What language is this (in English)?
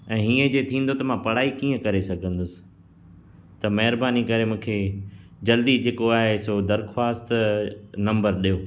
Sindhi